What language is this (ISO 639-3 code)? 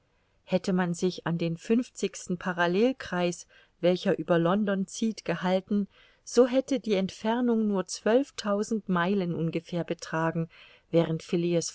deu